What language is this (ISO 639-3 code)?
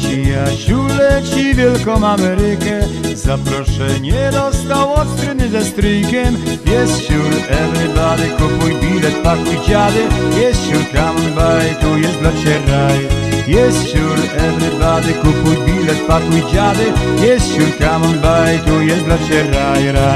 pol